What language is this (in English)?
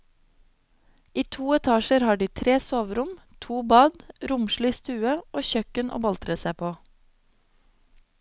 Norwegian